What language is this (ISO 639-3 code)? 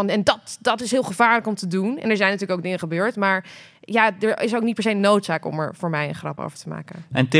nld